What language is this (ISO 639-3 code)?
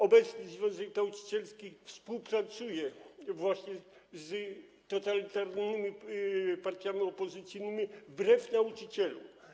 pol